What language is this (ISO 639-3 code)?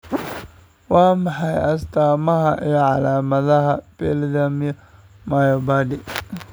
som